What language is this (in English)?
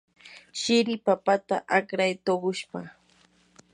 Yanahuanca Pasco Quechua